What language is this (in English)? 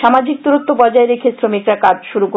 Bangla